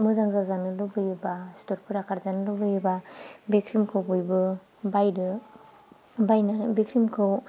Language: Bodo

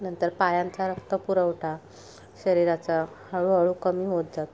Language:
Marathi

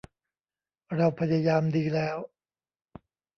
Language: Thai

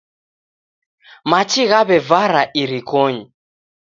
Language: Taita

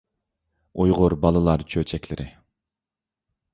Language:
Uyghur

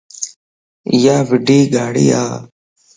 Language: Lasi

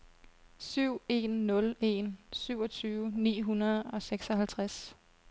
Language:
Danish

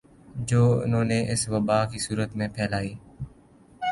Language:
Urdu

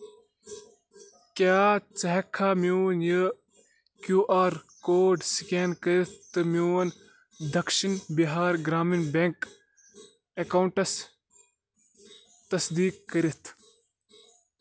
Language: Kashmiri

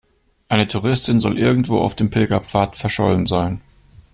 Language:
German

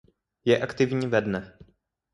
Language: Czech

